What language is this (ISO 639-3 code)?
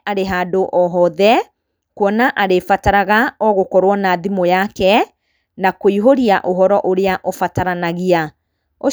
kik